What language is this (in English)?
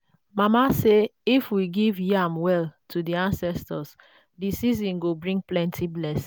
Nigerian Pidgin